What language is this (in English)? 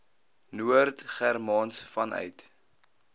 Afrikaans